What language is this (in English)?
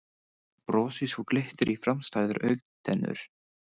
Icelandic